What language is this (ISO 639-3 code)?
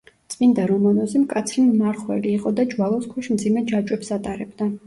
kat